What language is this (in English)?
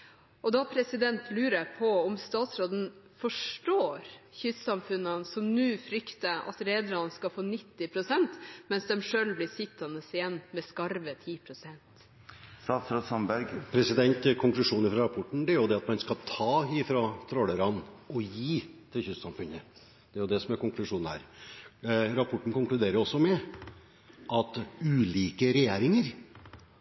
Norwegian Bokmål